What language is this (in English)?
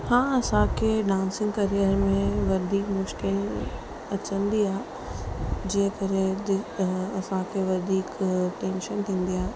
Sindhi